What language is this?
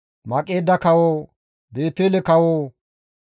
Gamo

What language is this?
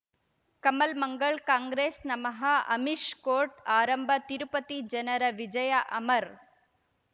Kannada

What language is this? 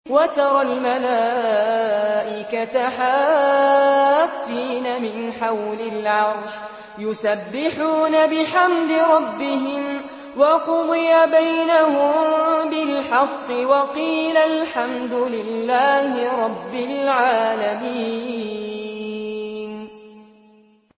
Arabic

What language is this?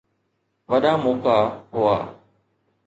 Sindhi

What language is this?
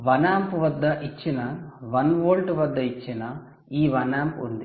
Telugu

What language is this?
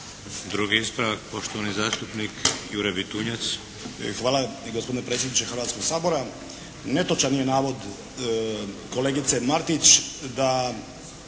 Croatian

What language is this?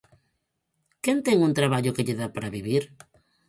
Galician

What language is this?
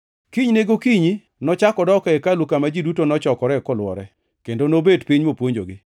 Luo (Kenya and Tanzania)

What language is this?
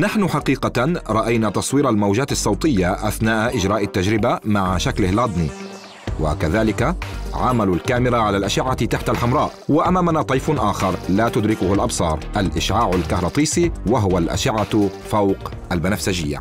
Arabic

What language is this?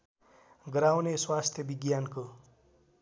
Nepali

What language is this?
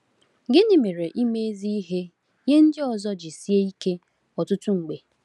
Igbo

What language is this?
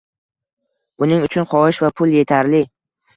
Uzbek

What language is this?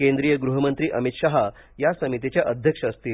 Marathi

